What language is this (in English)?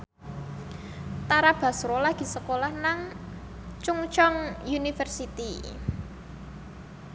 Javanese